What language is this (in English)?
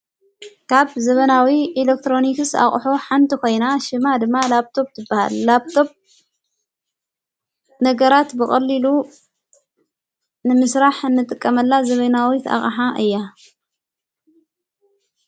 Tigrinya